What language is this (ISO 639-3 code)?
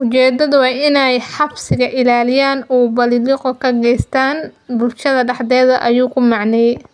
som